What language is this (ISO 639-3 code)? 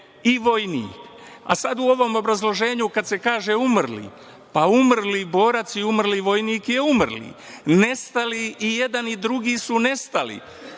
srp